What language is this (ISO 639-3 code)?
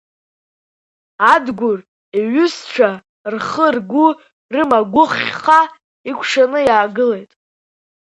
abk